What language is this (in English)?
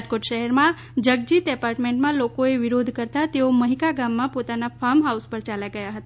Gujarati